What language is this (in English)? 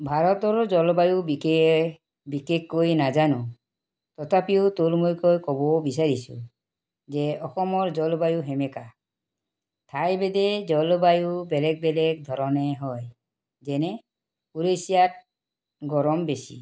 Assamese